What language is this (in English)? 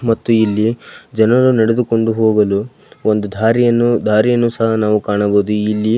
Kannada